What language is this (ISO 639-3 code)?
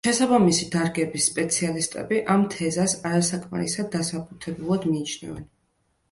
kat